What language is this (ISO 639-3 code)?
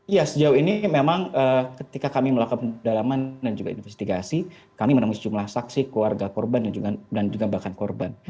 ind